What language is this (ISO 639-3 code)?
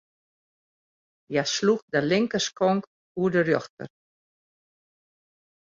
fry